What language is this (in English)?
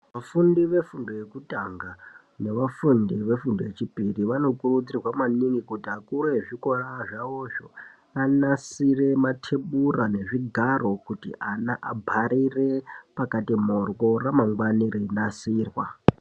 Ndau